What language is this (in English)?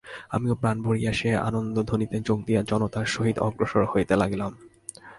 Bangla